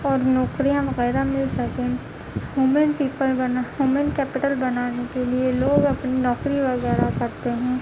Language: Urdu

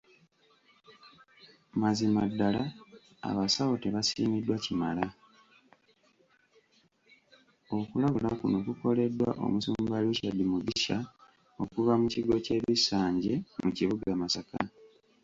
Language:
Ganda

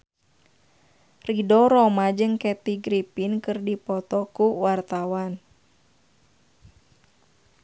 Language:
Sundanese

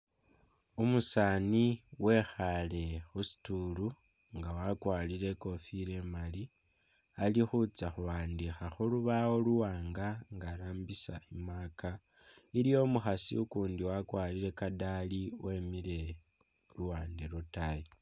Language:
Masaaba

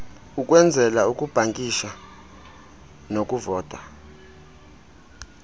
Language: Xhosa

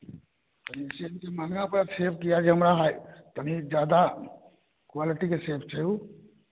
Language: Maithili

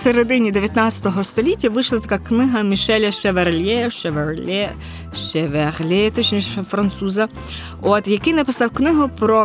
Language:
Ukrainian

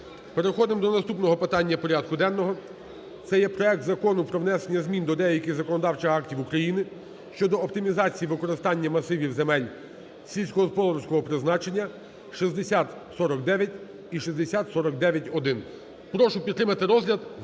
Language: Ukrainian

